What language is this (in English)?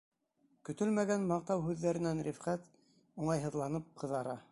Bashkir